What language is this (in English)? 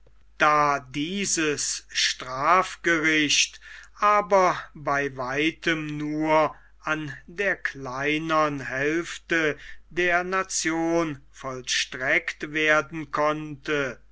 German